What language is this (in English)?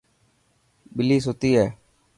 Dhatki